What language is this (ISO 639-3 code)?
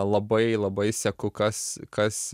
lit